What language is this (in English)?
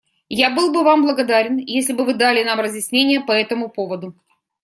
Russian